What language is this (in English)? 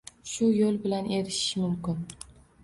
Uzbek